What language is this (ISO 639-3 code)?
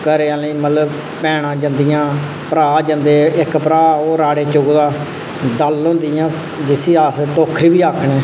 doi